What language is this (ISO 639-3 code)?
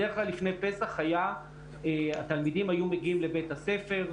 heb